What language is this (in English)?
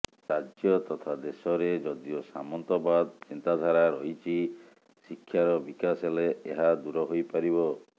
Odia